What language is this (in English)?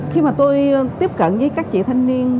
Vietnamese